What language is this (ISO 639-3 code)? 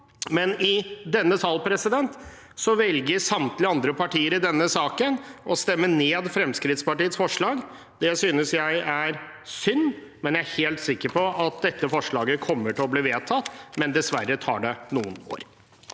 nor